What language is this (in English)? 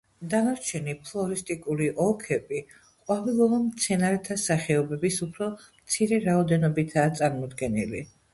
Georgian